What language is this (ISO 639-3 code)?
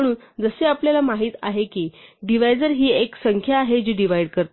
mar